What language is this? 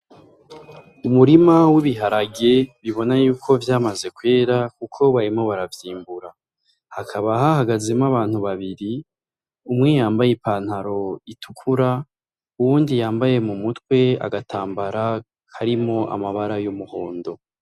Rundi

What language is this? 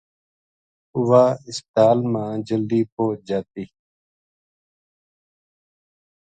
Gujari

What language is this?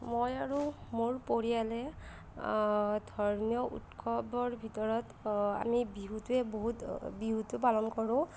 Assamese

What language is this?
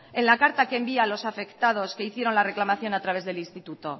Spanish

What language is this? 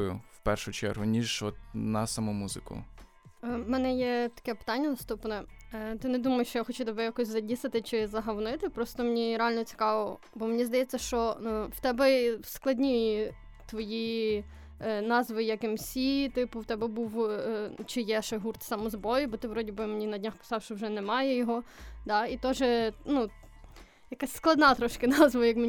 Ukrainian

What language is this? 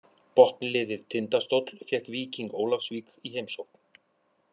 Icelandic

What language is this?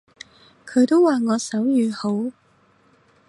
Cantonese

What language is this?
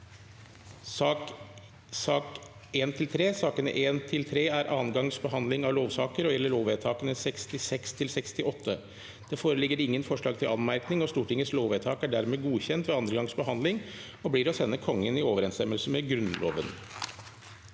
Norwegian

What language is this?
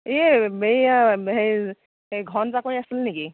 Assamese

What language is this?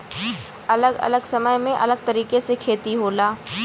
Bhojpuri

